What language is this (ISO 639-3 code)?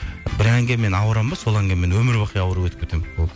kaz